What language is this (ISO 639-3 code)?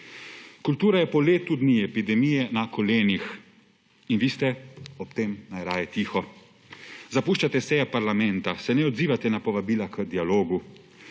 slv